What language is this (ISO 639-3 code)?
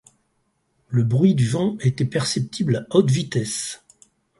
fra